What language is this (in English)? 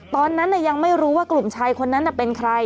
Thai